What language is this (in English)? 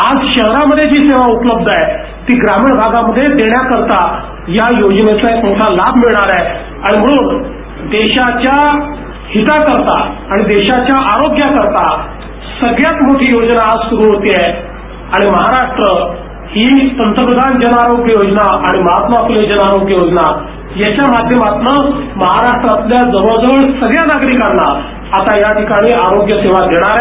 Marathi